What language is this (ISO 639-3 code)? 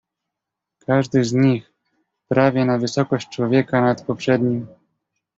pol